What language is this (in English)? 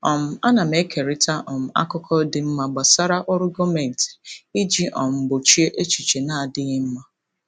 Igbo